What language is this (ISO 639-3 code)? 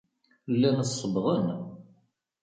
kab